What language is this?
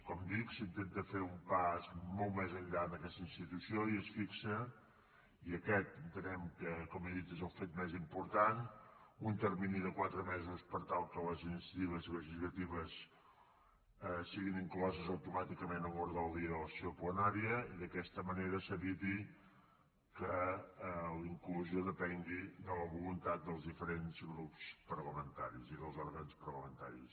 Catalan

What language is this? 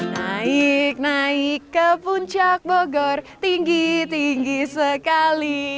Indonesian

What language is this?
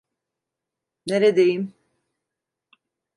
Turkish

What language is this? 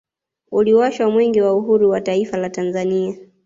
Swahili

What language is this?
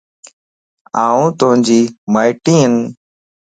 Lasi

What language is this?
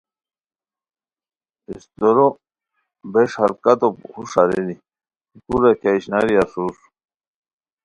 Khowar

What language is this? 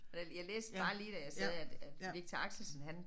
Danish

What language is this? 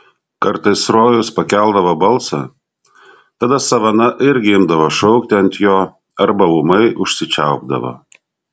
Lithuanian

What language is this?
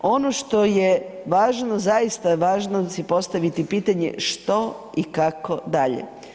Croatian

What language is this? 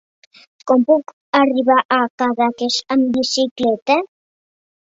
Catalan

